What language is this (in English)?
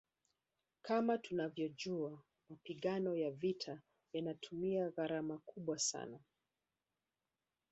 Swahili